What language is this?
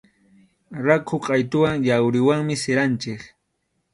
Arequipa-La Unión Quechua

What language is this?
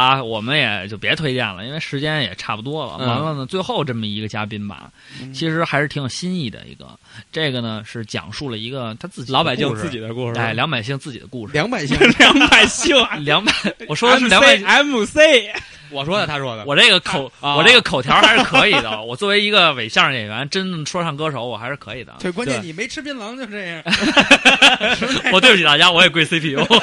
Chinese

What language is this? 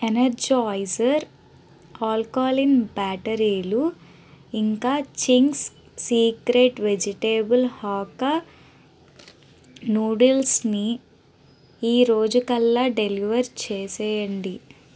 Telugu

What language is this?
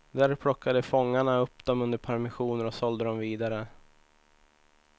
Swedish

